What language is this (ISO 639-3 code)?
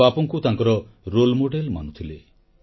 ori